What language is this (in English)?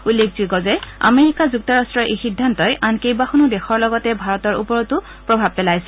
Assamese